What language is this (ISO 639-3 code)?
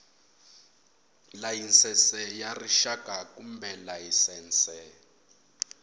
tso